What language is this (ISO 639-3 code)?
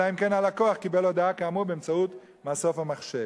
heb